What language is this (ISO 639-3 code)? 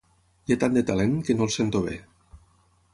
cat